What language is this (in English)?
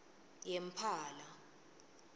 Swati